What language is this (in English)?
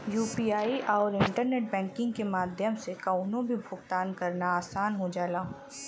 Bhojpuri